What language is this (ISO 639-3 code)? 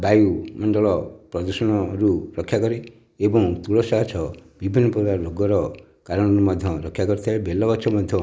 ori